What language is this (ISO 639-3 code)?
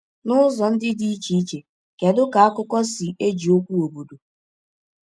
ibo